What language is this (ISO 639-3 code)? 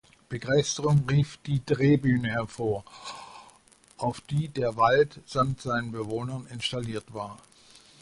deu